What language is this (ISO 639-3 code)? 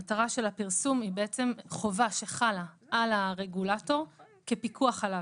heb